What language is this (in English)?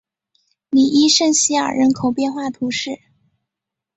Chinese